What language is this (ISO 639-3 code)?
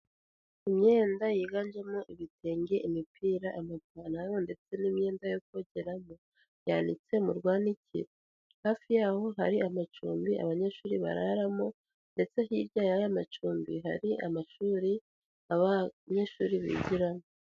kin